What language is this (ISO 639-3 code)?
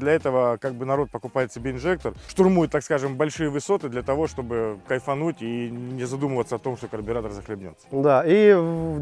rus